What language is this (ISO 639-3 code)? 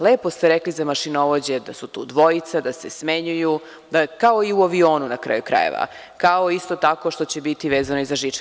srp